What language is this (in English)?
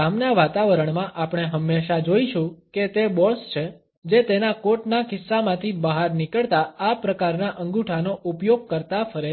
Gujarati